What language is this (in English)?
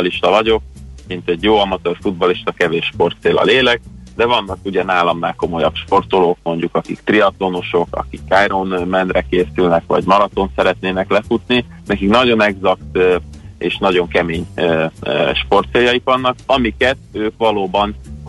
Hungarian